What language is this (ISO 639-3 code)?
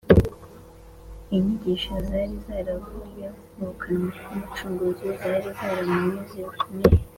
kin